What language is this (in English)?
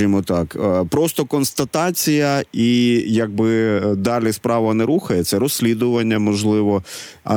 Ukrainian